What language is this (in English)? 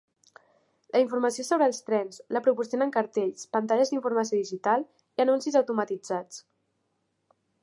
Catalan